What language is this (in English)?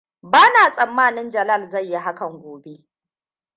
Hausa